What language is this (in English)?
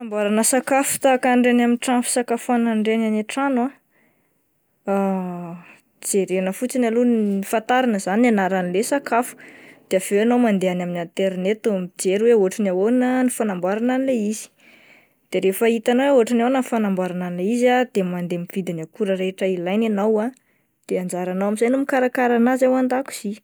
Malagasy